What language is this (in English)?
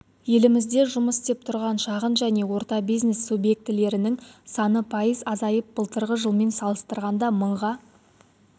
Kazakh